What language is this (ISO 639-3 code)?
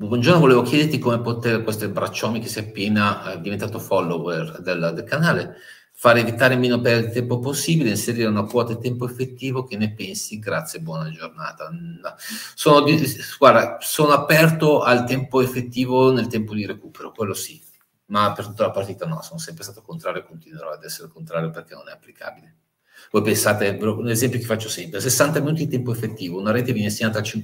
ita